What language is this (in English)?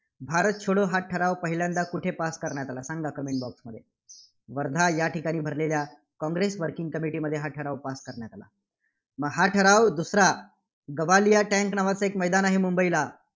Marathi